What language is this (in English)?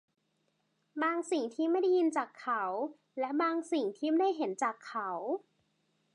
Thai